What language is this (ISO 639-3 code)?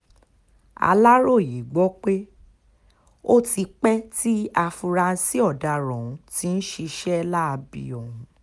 yor